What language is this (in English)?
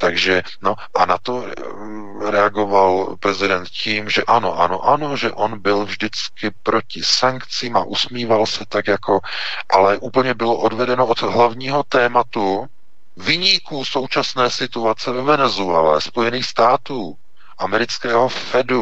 Czech